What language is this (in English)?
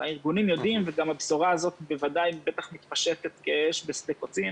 Hebrew